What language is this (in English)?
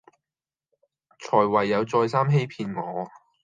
Cantonese